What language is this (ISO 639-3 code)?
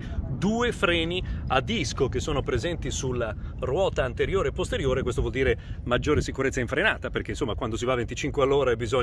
ita